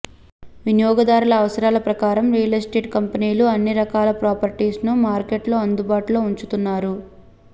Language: Telugu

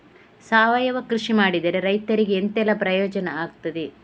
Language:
Kannada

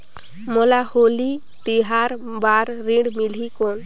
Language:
Chhattisgarhi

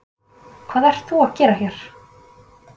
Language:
Icelandic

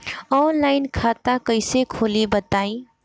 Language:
Bhojpuri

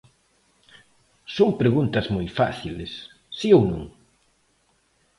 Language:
Galician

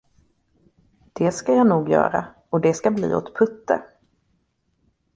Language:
Swedish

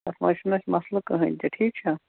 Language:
Kashmiri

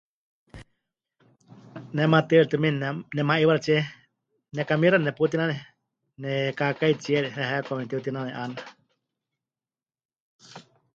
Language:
Huichol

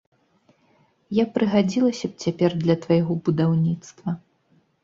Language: Belarusian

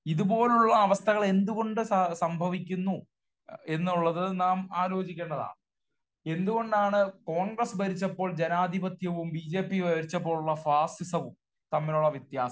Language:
Malayalam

